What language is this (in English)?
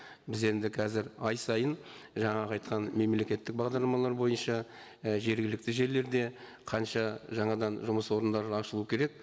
Kazakh